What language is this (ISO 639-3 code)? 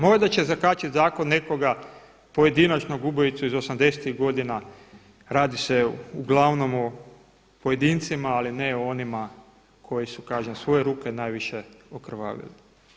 hrv